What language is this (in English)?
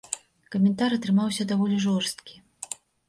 Belarusian